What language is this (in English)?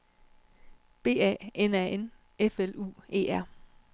Danish